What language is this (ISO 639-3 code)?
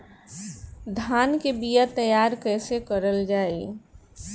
bho